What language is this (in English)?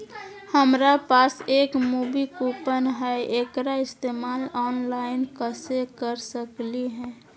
Magahi